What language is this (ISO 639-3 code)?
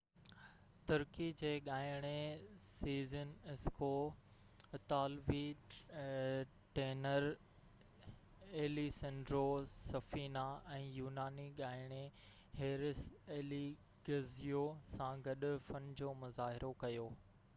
snd